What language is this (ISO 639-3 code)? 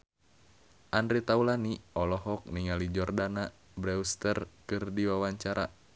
sun